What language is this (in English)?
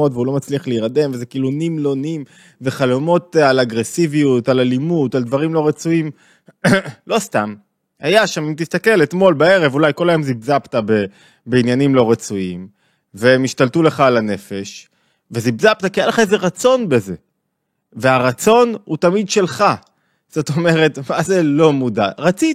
Hebrew